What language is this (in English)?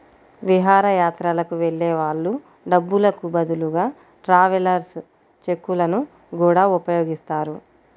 Telugu